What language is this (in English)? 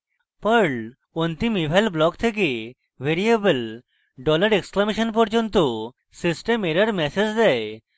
Bangla